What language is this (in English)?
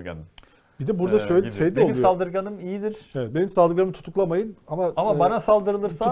Turkish